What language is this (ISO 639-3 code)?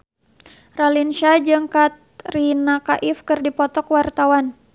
sun